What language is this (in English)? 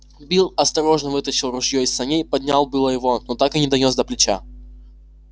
Russian